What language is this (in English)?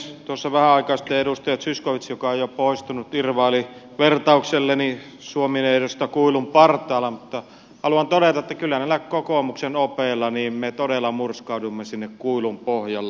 Finnish